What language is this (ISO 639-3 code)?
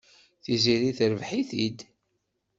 kab